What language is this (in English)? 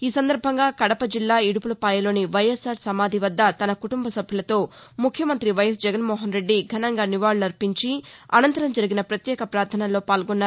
Telugu